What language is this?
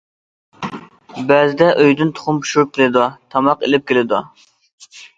Uyghur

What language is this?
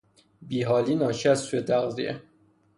Persian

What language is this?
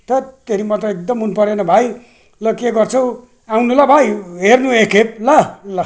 Nepali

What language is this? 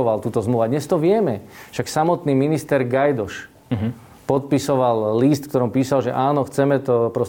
Slovak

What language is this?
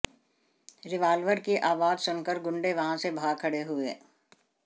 Hindi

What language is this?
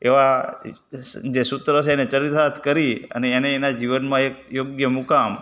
Gujarati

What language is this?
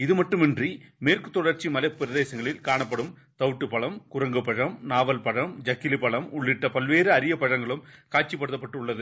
Tamil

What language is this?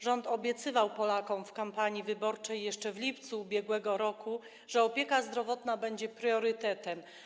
Polish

